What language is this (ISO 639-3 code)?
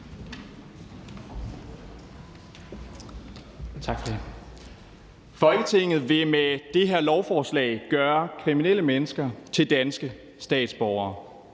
dan